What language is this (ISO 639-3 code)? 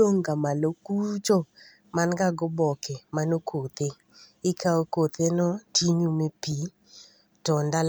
luo